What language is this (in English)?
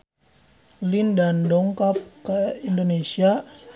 Sundanese